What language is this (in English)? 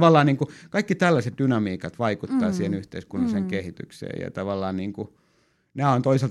Finnish